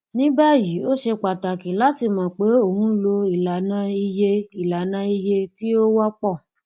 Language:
Yoruba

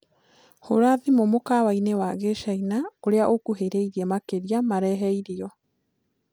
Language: Kikuyu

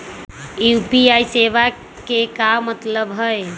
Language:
Magahi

